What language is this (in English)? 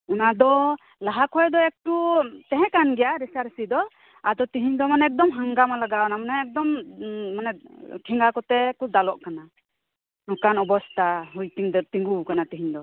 Santali